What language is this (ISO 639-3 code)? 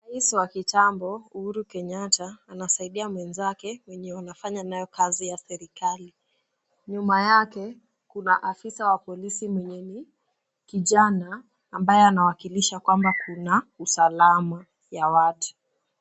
swa